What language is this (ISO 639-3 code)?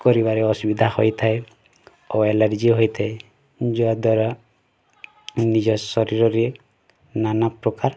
ori